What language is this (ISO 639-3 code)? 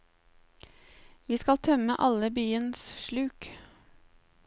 nor